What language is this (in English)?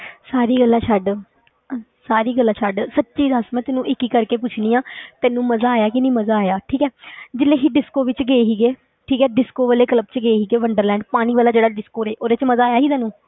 Punjabi